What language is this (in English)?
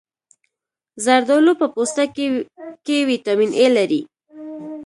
Pashto